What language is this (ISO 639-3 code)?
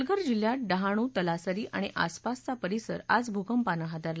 mar